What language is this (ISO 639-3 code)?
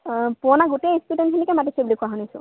asm